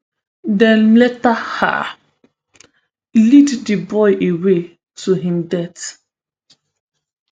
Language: Nigerian Pidgin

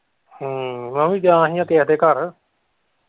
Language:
Punjabi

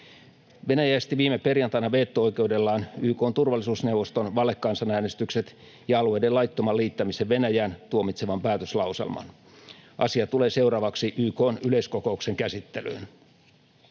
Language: Finnish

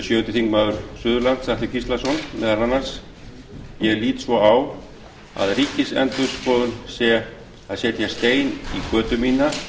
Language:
Icelandic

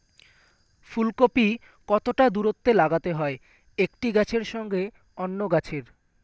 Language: Bangla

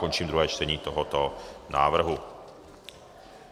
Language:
Czech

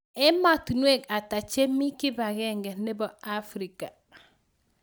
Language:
Kalenjin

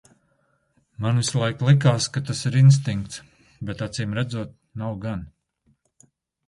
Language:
Latvian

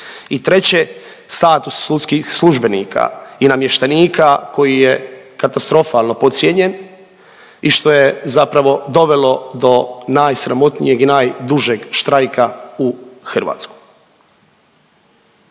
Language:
Croatian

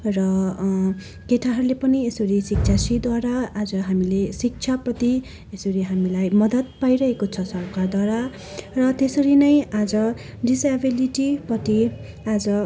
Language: Nepali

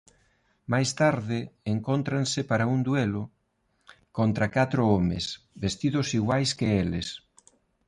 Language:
Galician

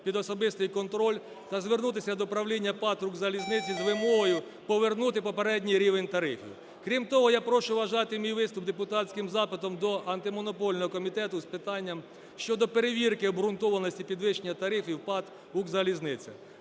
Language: Ukrainian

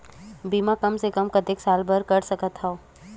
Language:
Chhattisgarhi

